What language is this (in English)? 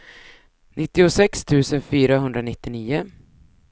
Swedish